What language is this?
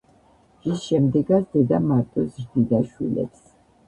Georgian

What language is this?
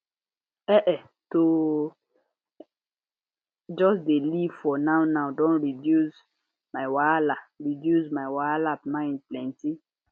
Nigerian Pidgin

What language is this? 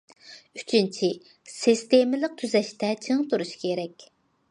Uyghur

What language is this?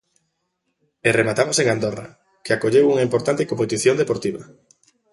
Galician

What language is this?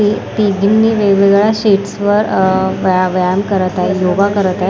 Marathi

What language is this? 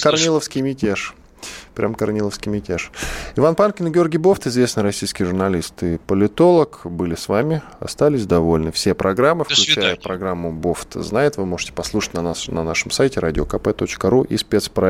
Russian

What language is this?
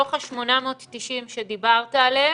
Hebrew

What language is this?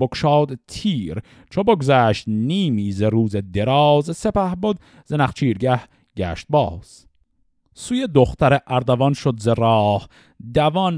Persian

